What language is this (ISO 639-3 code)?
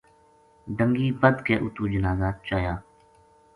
gju